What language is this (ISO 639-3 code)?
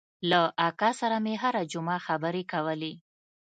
pus